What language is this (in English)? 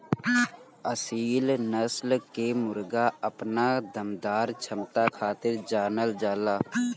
Bhojpuri